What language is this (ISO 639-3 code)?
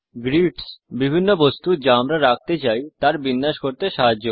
ben